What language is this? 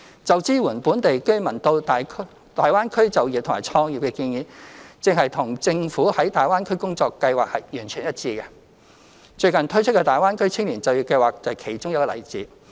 Cantonese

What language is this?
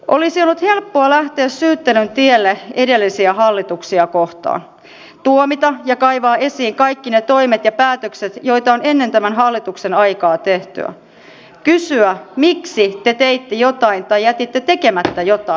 Finnish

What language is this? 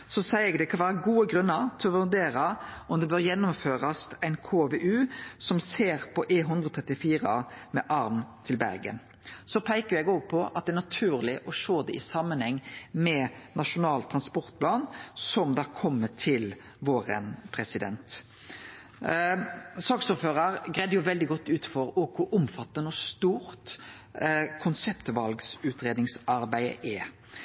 Norwegian Nynorsk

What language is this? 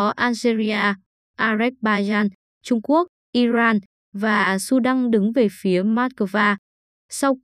Vietnamese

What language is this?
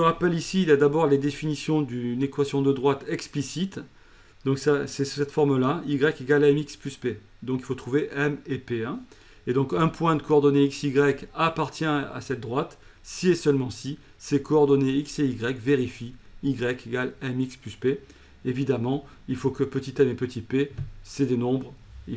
French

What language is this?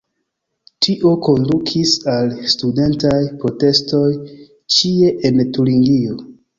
Esperanto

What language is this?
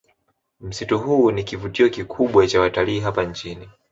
Swahili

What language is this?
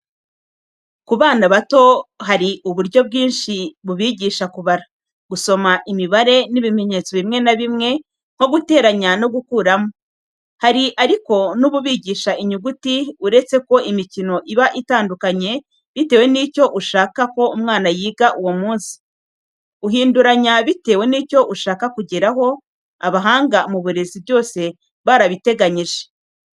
Kinyarwanda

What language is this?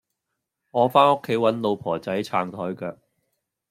Cantonese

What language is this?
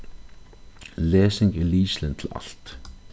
Faroese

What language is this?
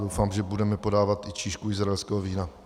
Czech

